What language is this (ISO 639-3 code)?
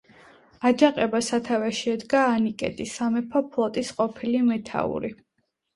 kat